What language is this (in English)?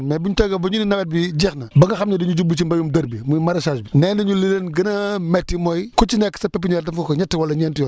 Wolof